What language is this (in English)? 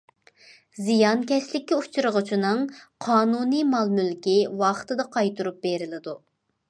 Uyghur